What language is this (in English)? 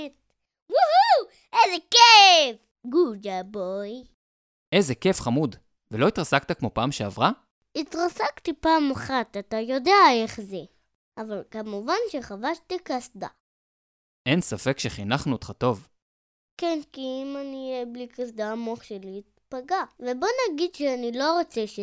Hebrew